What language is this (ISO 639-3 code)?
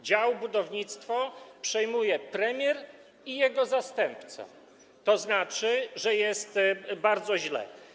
pol